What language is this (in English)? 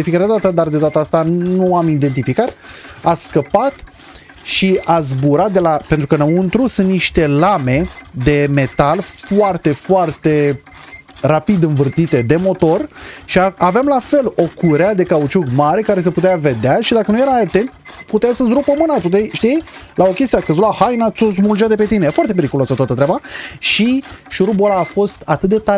Romanian